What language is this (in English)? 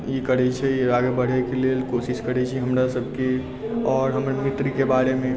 Maithili